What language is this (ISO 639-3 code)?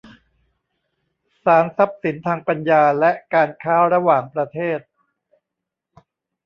tha